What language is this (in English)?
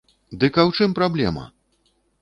Belarusian